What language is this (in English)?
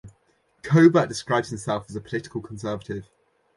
English